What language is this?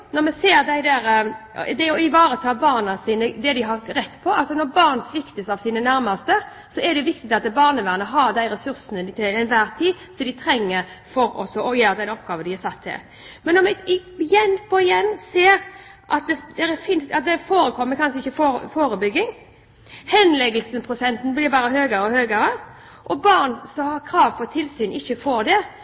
Norwegian Bokmål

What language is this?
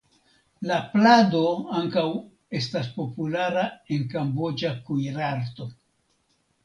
Esperanto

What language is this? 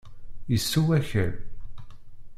Kabyle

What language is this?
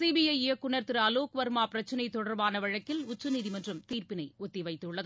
Tamil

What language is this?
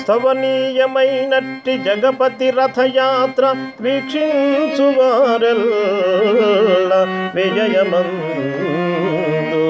Telugu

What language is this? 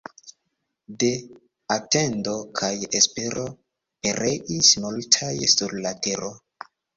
Esperanto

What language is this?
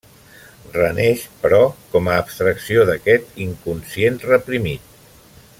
Catalan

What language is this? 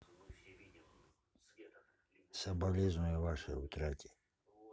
Russian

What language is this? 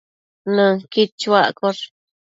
Matsés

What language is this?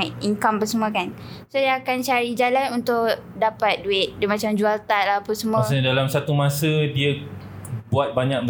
Malay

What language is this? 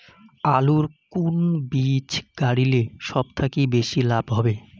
Bangla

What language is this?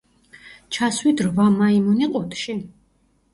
Georgian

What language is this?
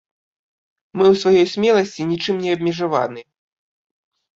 Belarusian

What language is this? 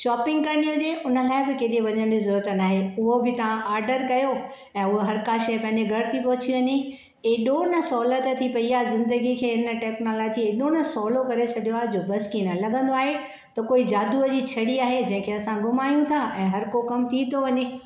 Sindhi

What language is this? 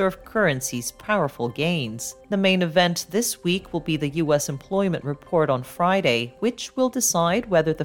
English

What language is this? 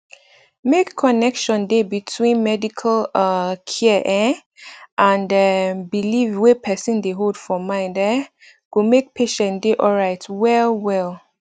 Nigerian Pidgin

